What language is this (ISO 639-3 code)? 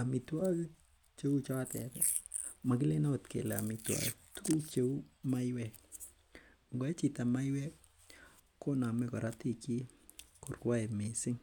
kln